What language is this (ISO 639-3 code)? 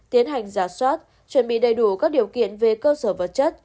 vie